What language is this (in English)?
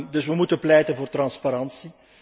Dutch